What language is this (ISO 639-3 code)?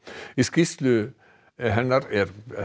isl